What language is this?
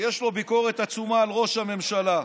Hebrew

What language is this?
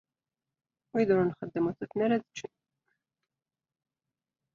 Kabyle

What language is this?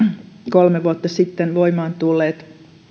Finnish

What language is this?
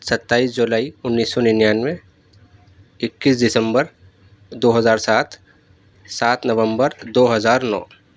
Urdu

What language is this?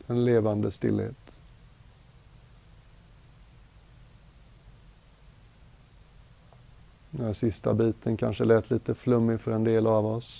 Swedish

